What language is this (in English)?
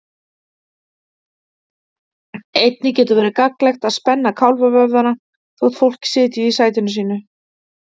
Icelandic